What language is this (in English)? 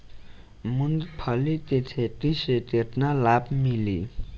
Bhojpuri